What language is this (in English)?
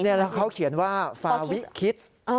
Thai